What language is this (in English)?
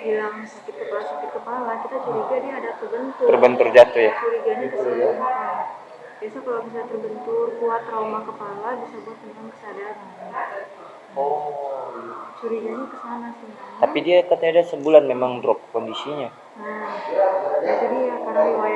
Indonesian